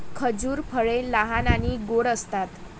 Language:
Marathi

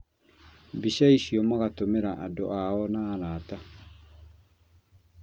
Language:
Kikuyu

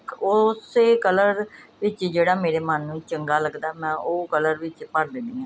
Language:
Punjabi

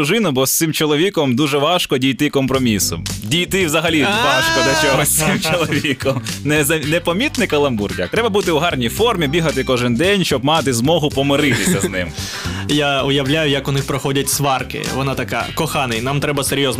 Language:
Ukrainian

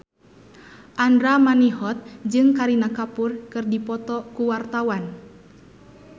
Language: Sundanese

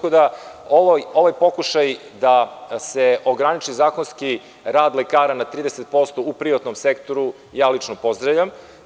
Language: Serbian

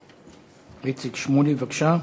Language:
Hebrew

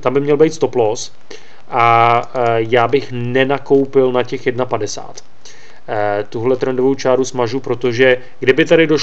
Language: Czech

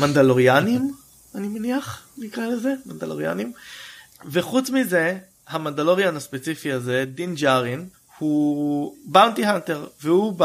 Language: Hebrew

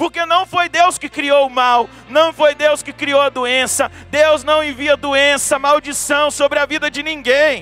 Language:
Portuguese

